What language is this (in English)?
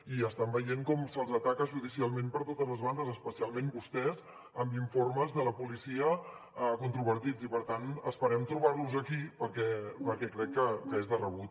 Catalan